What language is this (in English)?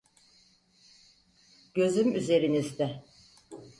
Turkish